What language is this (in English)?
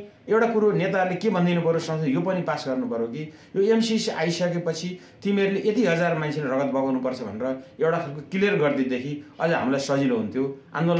Arabic